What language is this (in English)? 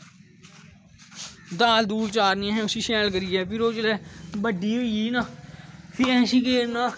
Dogri